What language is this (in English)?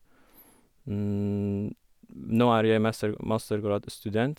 Norwegian